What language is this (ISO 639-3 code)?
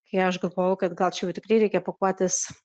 lit